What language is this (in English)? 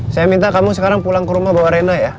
Indonesian